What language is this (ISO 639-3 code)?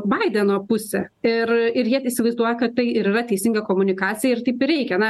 lit